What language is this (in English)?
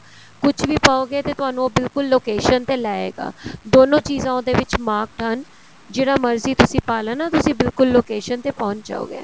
Punjabi